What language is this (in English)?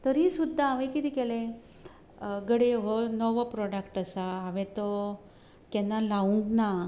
Konkani